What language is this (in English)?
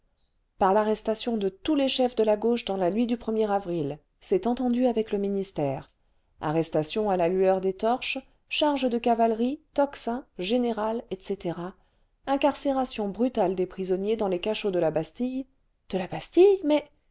French